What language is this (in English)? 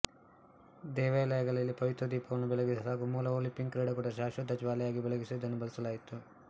Kannada